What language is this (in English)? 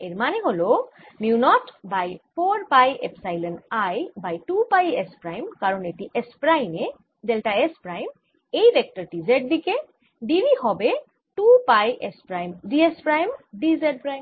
Bangla